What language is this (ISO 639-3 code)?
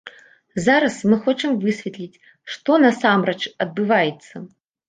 bel